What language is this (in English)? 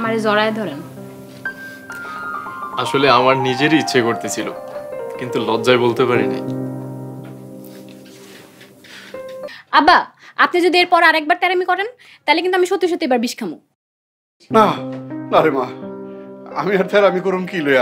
English